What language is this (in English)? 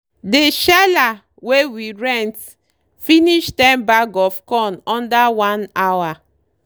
Nigerian Pidgin